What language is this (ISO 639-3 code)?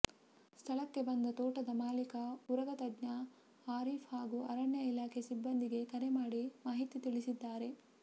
kan